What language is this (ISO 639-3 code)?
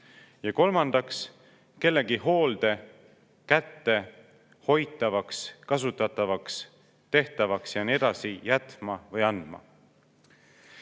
est